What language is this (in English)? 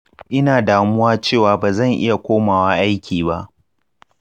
Hausa